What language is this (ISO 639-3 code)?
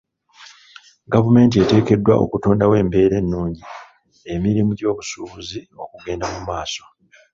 lug